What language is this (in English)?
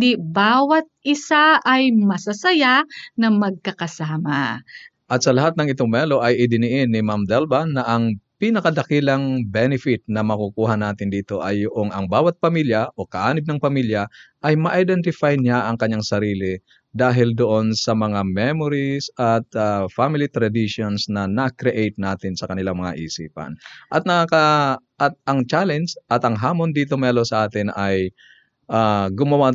Filipino